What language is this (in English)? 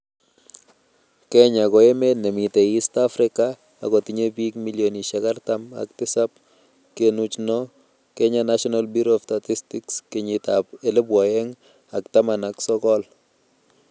Kalenjin